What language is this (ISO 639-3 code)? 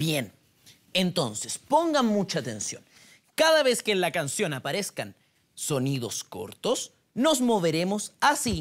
spa